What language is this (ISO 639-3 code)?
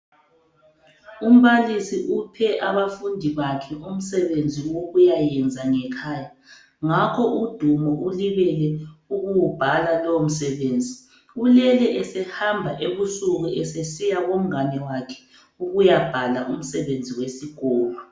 nde